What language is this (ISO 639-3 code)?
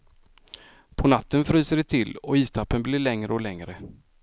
swe